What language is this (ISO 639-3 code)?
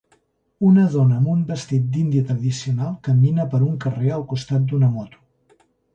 cat